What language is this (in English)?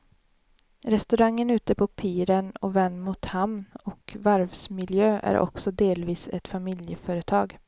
Swedish